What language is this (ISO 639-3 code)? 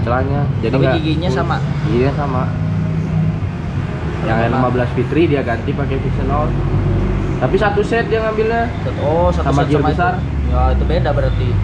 ind